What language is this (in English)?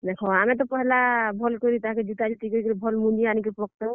Odia